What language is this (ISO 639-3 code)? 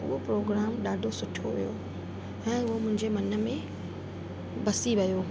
snd